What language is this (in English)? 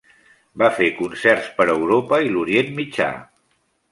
Catalan